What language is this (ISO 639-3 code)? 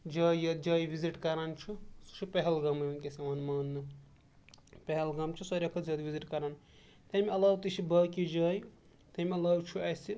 kas